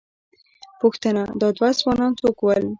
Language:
Pashto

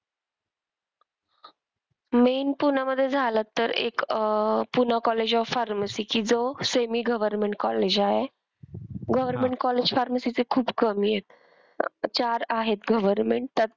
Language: Marathi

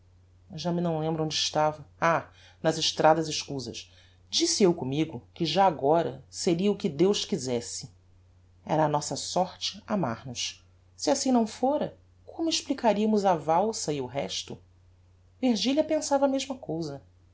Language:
Portuguese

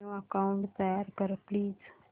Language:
Marathi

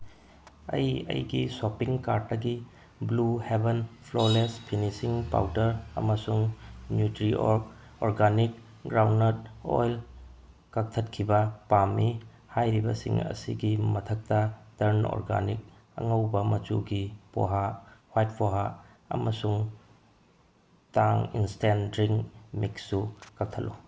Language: Manipuri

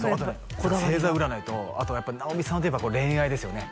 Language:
Japanese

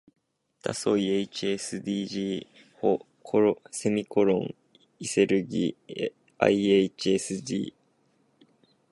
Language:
Japanese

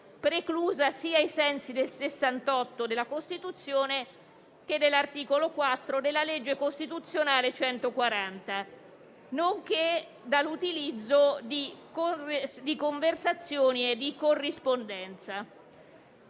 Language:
Italian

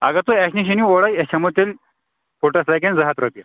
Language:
Kashmiri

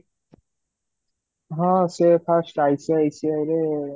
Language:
Odia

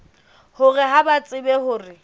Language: Southern Sotho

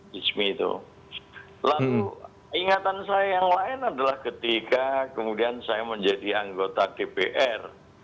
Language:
Indonesian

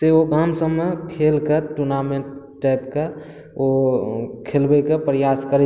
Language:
Maithili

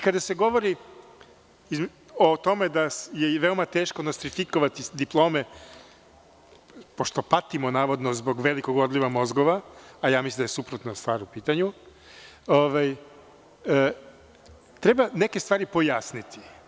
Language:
Serbian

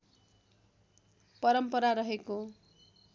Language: Nepali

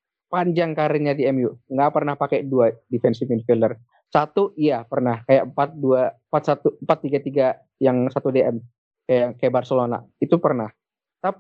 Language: Indonesian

